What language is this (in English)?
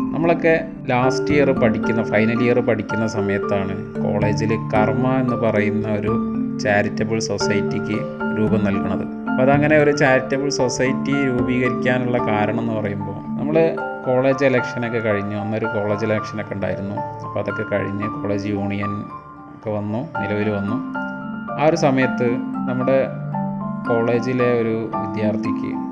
Malayalam